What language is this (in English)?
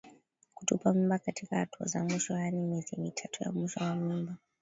Swahili